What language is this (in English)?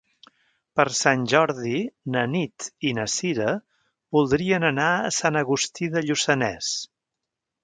Catalan